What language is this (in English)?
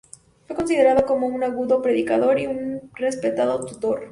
Spanish